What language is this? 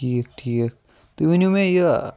Kashmiri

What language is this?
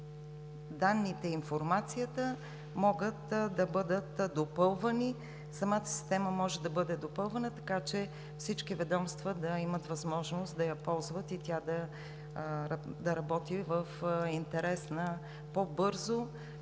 Bulgarian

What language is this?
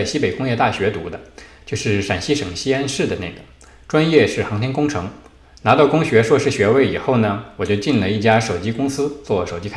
Chinese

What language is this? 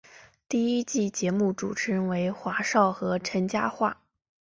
Chinese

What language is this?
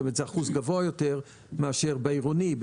Hebrew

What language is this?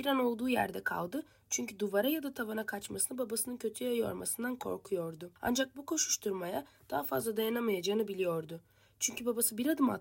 Turkish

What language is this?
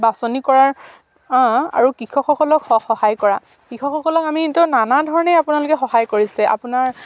Assamese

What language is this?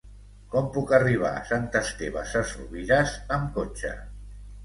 Catalan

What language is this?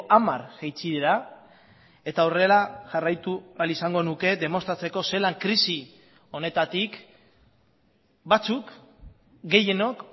Basque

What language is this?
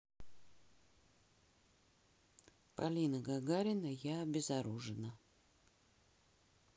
Russian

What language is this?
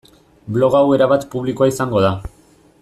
Basque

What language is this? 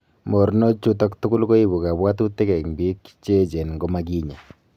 Kalenjin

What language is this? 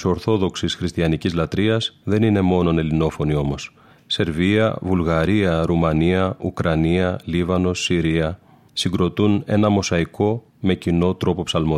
Greek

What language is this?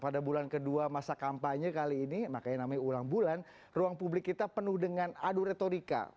Indonesian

